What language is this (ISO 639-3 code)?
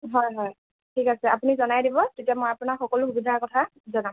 asm